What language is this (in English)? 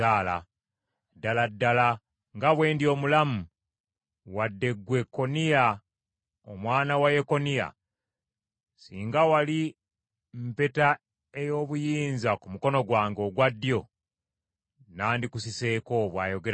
Ganda